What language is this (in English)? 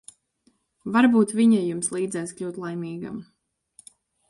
Latvian